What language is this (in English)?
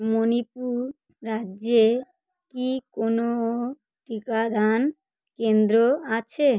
Bangla